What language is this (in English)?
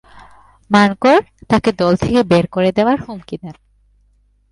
Bangla